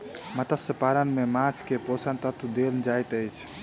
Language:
Maithili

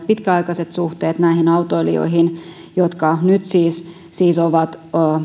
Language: Finnish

